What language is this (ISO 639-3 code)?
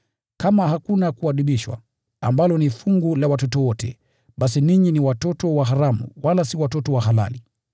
swa